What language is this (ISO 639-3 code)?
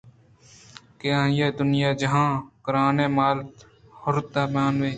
bgp